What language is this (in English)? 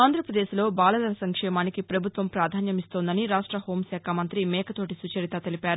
Telugu